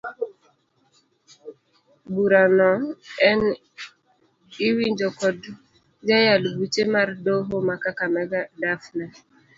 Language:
Luo (Kenya and Tanzania)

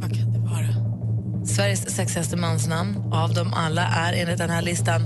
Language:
Swedish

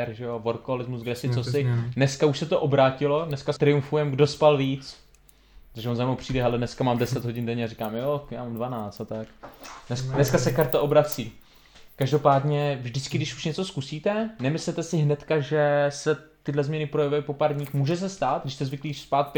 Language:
Czech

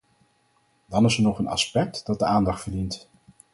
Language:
Dutch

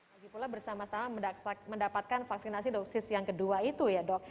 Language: Indonesian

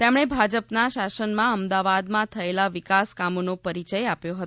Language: Gujarati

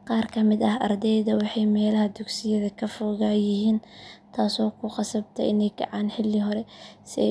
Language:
Somali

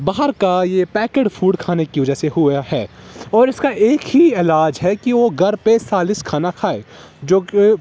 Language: Urdu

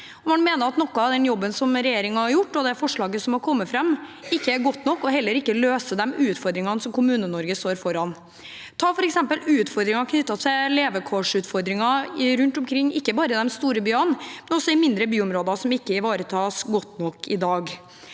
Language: Norwegian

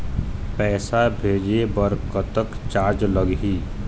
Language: Chhattisgarhi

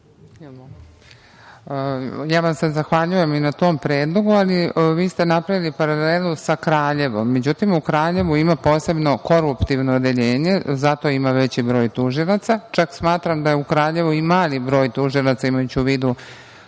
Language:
Serbian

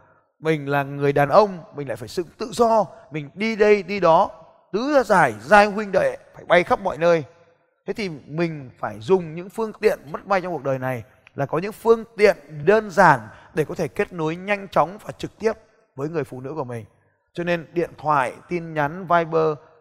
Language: Vietnamese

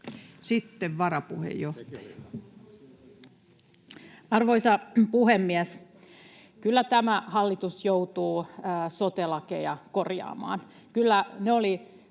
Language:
Finnish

